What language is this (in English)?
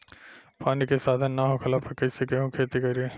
Bhojpuri